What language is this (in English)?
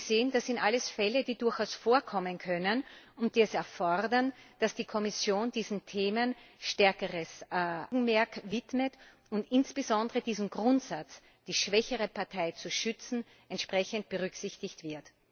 German